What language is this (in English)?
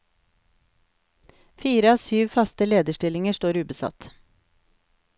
Norwegian